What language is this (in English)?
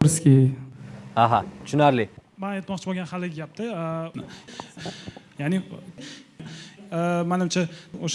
Turkish